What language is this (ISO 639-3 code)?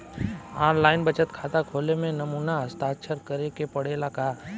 bho